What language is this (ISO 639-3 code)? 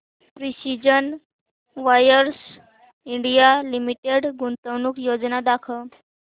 mar